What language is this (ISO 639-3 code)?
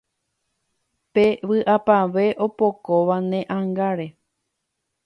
grn